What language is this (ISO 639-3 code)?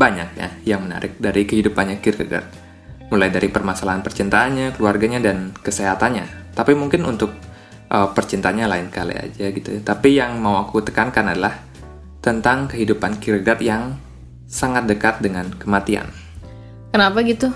ind